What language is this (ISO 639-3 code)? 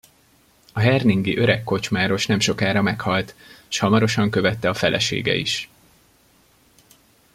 hun